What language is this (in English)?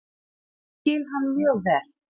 Icelandic